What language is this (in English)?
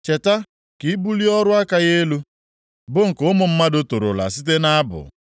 Igbo